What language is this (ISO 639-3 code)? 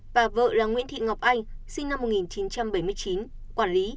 vie